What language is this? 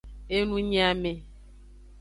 Aja (Benin)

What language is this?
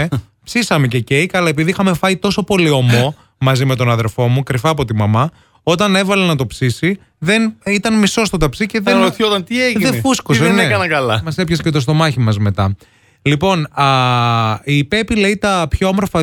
Greek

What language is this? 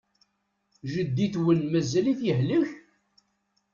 Kabyle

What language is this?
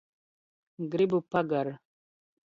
Latvian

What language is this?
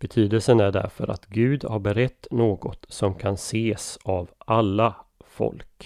Swedish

